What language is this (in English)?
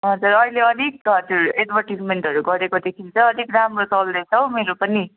Nepali